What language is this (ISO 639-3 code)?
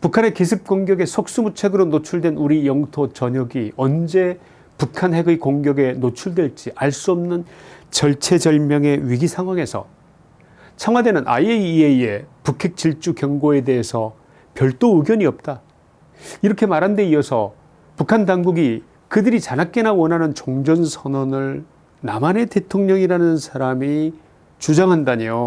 kor